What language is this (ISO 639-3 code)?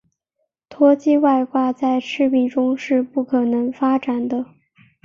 zho